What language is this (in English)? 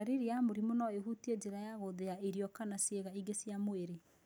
Kikuyu